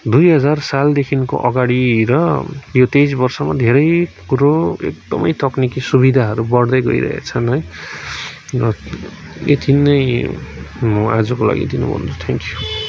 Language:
Nepali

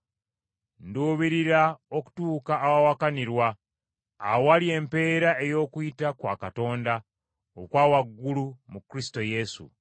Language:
Ganda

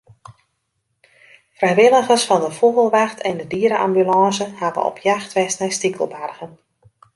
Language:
Western Frisian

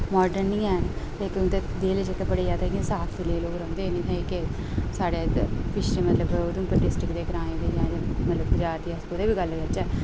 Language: Dogri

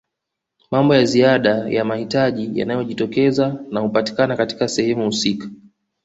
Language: Swahili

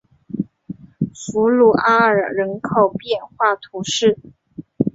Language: Chinese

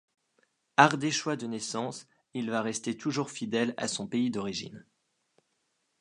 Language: French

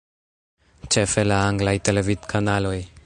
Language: Esperanto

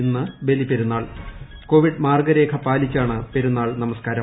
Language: Malayalam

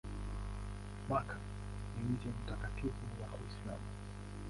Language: Swahili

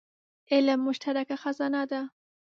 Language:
Pashto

